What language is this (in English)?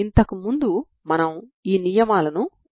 Telugu